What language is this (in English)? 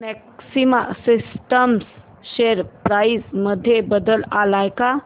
Marathi